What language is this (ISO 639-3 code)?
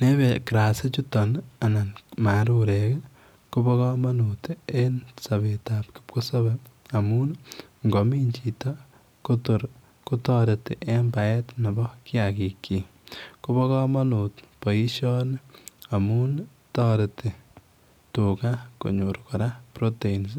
kln